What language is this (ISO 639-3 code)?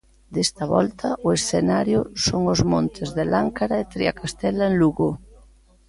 glg